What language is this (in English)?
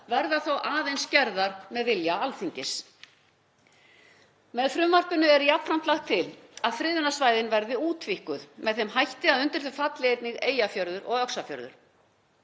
Icelandic